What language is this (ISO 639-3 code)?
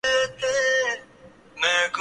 urd